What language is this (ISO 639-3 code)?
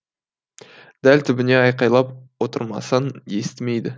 kaz